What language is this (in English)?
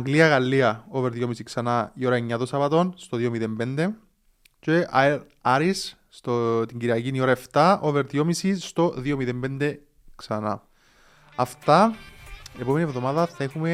Greek